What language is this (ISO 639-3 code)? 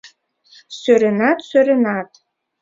chm